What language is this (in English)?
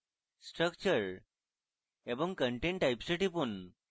Bangla